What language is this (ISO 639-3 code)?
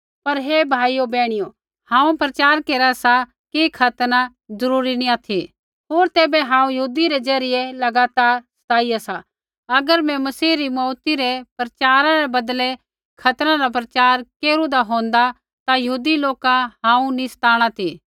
kfx